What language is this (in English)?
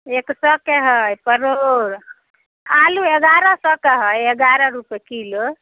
Maithili